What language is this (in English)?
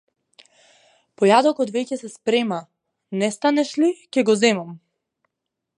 Macedonian